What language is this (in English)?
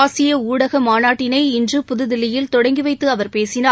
Tamil